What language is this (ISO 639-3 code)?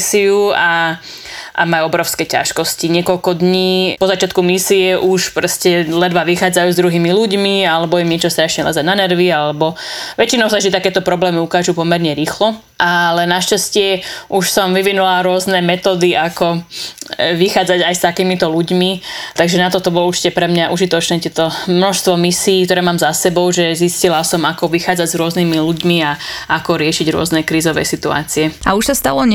slk